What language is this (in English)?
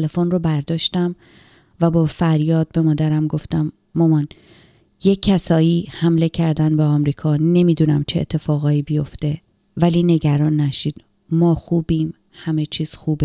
Persian